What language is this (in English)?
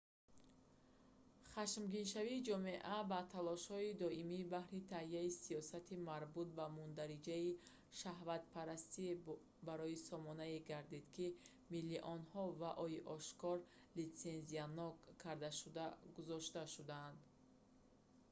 Tajik